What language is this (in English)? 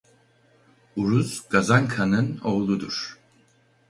Turkish